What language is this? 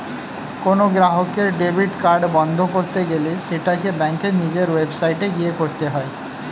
Bangla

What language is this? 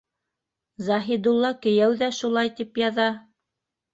Bashkir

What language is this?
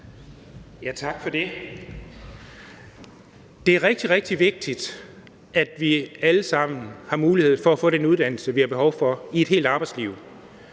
Danish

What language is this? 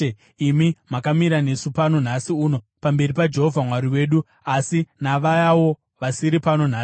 Shona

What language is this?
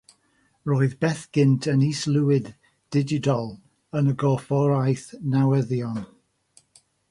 Welsh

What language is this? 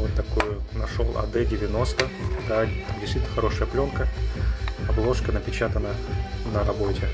Russian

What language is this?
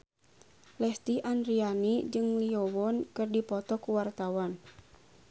Sundanese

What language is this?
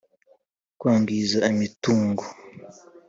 Kinyarwanda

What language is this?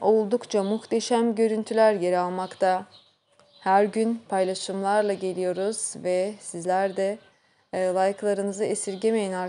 Turkish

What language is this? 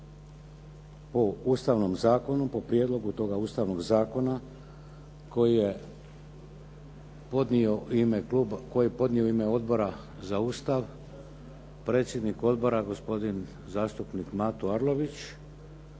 Croatian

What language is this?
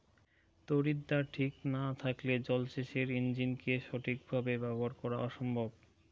Bangla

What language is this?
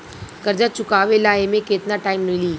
Bhojpuri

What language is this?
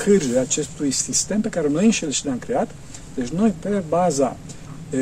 Romanian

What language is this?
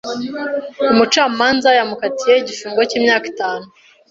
Kinyarwanda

